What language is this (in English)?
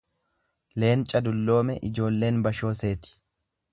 Oromo